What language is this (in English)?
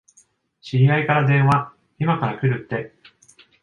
Japanese